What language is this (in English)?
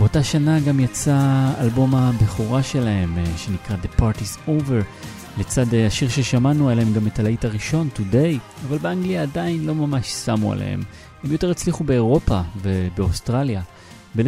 Hebrew